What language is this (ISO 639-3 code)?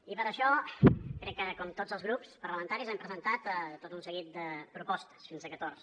cat